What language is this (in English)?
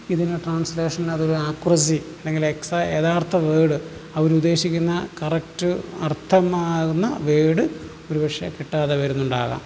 Malayalam